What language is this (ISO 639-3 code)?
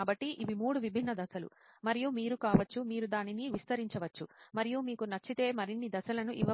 tel